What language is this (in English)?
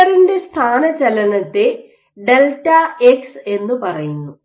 Malayalam